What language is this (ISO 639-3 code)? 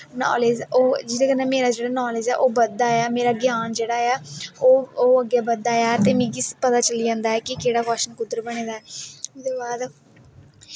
doi